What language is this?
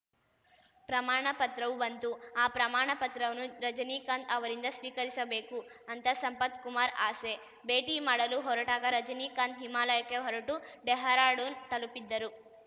Kannada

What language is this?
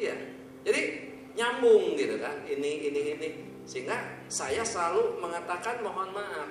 Indonesian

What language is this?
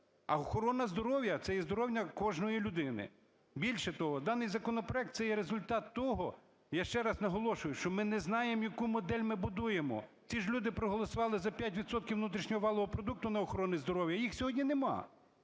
Ukrainian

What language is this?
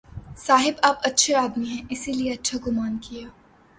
Urdu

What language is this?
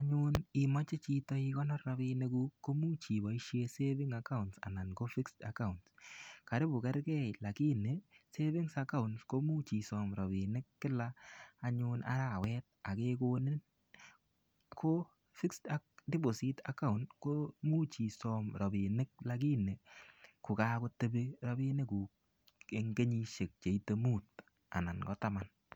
Kalenjin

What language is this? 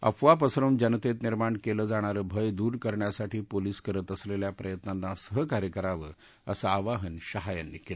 Marathi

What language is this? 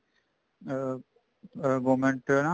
Punjabi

